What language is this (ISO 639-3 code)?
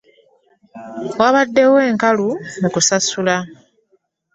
lug